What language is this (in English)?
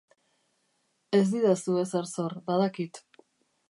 Basque